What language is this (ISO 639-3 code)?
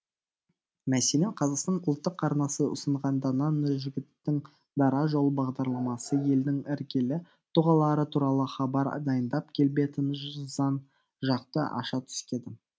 kaz